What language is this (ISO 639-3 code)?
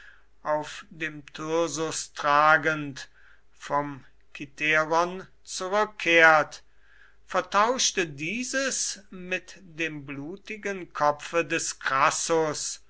deu